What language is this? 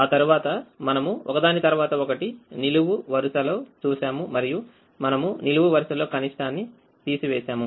Telugu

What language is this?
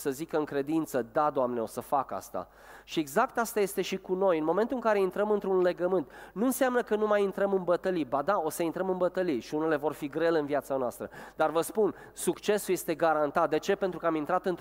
Romanian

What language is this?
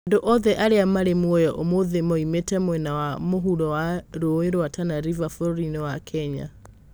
Kikuyu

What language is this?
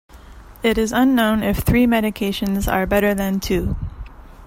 English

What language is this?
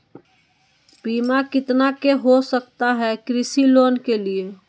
Magahi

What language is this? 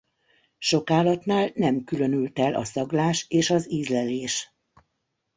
Hungarian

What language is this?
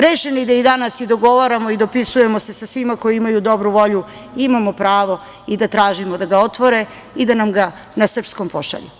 Serbian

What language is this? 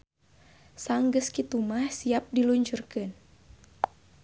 Sundanese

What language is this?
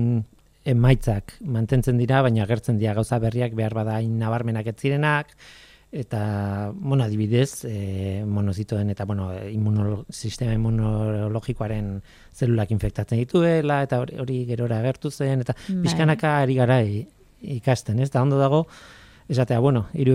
Spanish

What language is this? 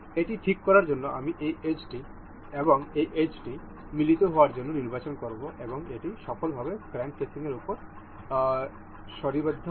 Bangla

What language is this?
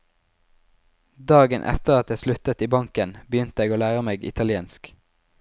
Norwegian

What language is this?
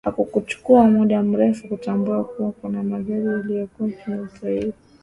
Swahili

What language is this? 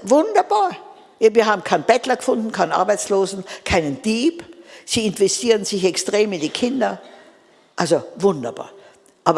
German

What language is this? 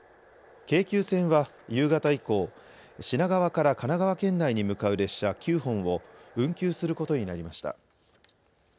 Japanese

